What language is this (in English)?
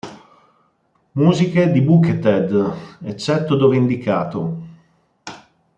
Italian